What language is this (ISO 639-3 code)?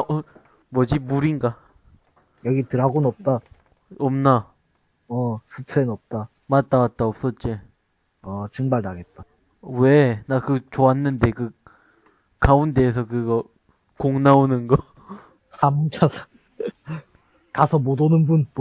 kor